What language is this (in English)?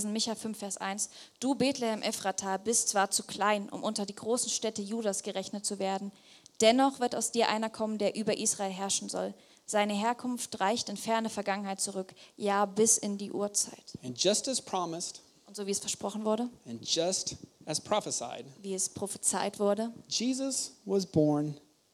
German